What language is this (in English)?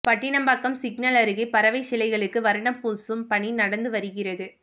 Tamil